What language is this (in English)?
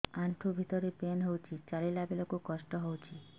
Odia